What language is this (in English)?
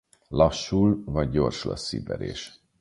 Hungarian